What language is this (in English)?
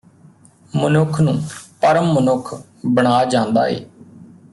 Punjabi